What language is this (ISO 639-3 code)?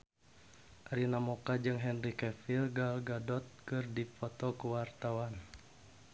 sun